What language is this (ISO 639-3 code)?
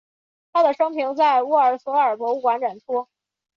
zho